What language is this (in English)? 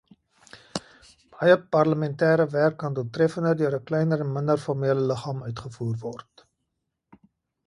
Afrikaans